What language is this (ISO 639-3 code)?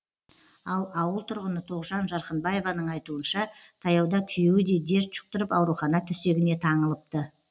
kaz